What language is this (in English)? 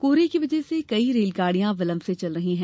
Hindi